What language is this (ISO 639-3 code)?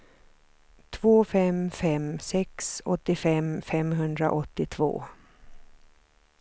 swe